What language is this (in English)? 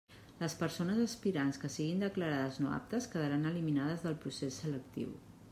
Catalan